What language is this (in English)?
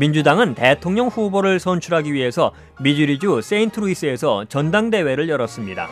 Korean